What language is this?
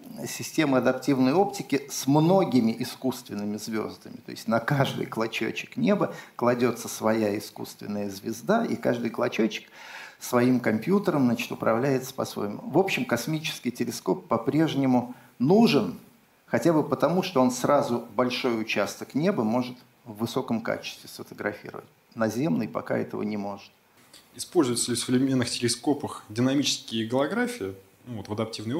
Russian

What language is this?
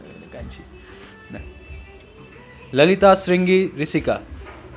Nepali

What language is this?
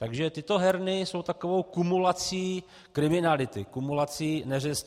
Czech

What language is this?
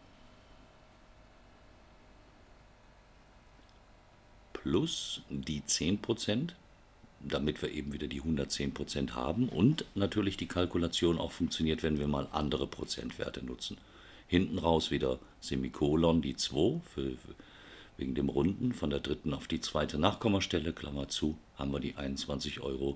German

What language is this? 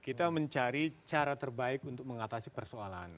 Indonesian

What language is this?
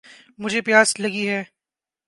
Urdu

